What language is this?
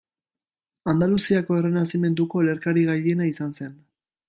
Basque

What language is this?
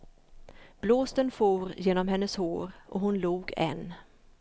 Swedish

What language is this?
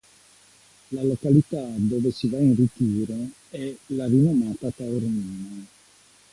Italian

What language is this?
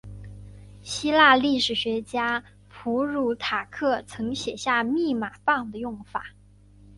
Chinese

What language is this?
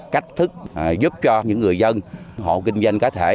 Vietnamese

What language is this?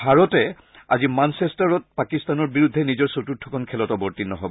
Assamese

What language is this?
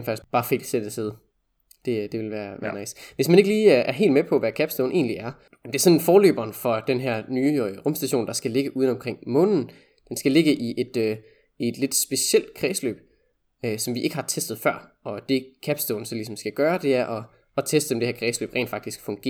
Danish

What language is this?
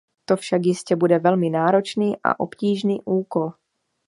Czech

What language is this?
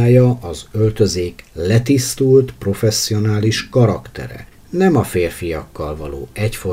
Hungarian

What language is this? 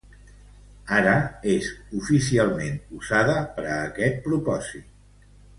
Catalan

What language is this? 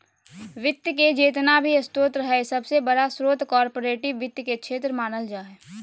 Magahi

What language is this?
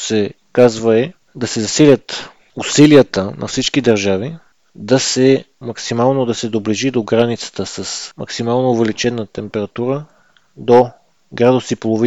Bulgarian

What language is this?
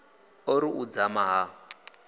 Venda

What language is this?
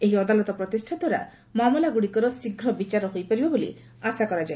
Odia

